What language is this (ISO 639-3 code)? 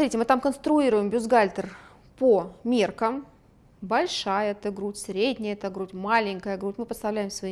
rus